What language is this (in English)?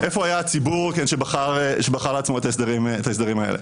Hebrew